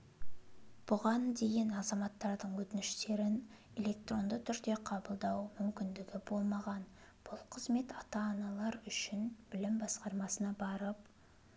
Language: Kazakh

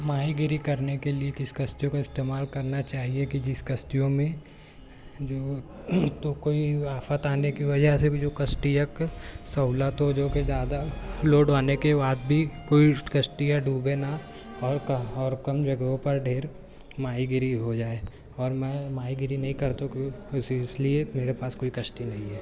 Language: Urdu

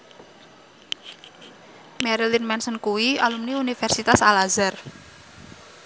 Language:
Javanese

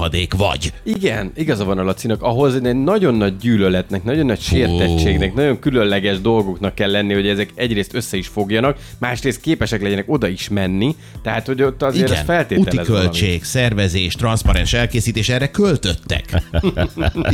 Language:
Hungarian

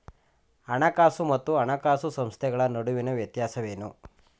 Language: Kannada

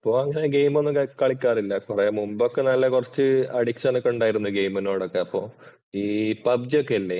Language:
Malayalam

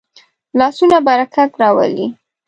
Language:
Pashto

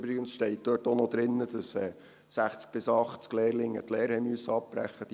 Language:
Swiss German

